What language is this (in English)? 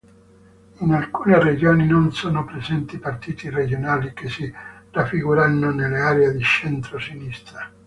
Italian